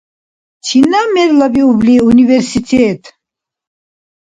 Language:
Dargwa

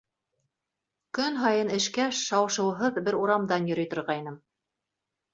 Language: Bashkir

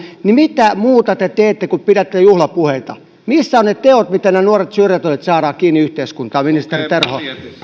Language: Finnish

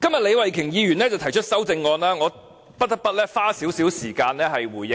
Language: Cantonese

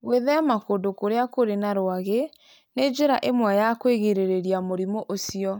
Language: Kikuyu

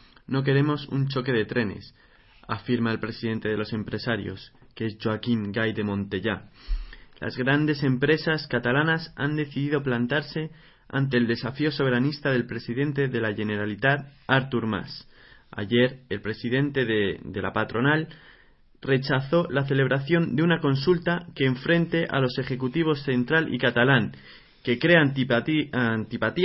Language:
Spanish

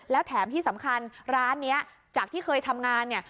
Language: Thai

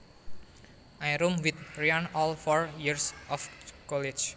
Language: Javanese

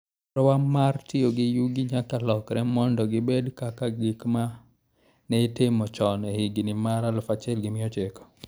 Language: Luo (Kenya and Tanzania)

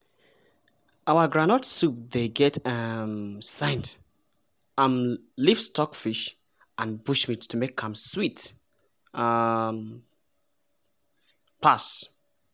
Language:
Nigerian Pidgin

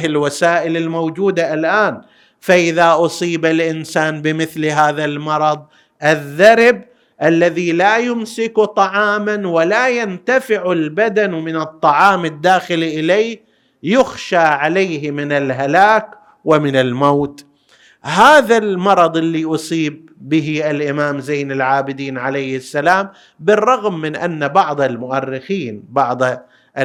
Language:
Arabic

